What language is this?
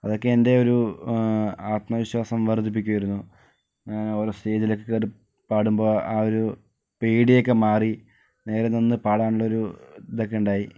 Malayalam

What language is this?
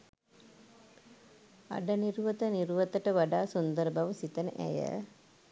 Sinhala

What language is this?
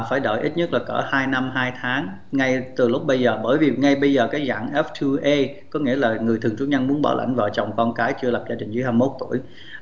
Vietnamese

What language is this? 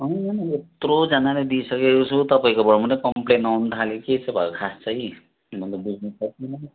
Nepali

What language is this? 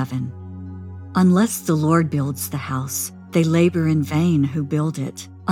English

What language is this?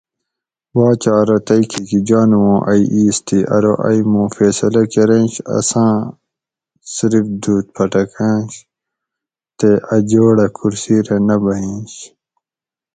Gawri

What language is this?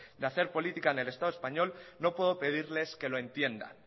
Spanish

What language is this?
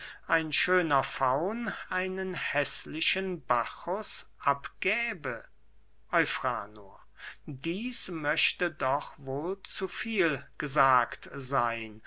German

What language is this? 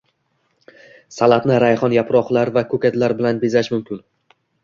Uzbek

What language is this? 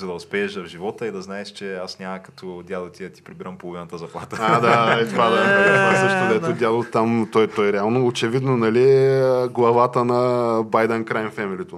Bulgarian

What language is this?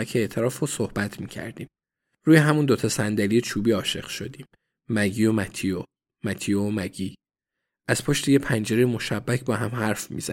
Persian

